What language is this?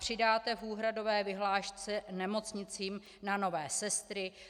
Czech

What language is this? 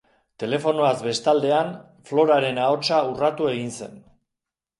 Basque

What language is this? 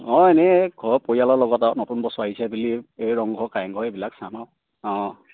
Assamese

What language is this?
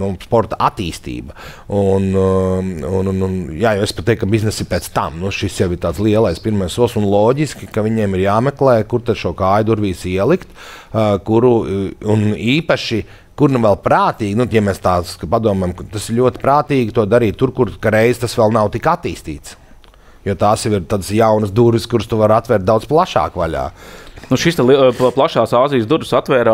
Latvian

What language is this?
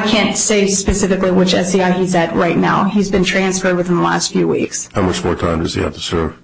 English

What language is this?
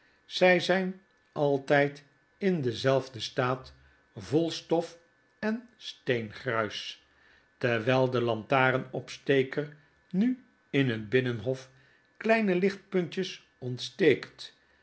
Dutch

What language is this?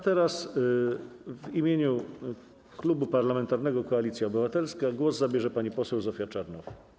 Polish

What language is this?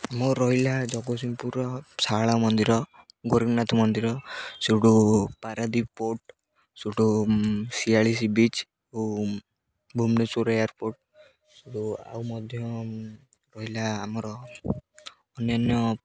Odia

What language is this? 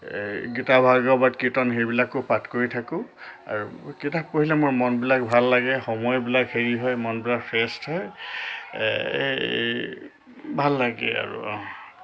Assamese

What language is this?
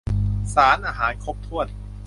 Thai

